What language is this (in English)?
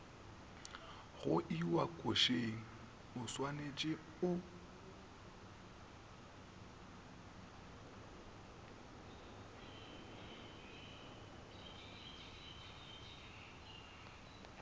Northern Sotho